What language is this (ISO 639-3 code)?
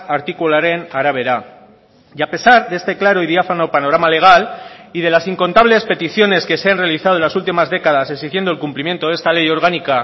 spa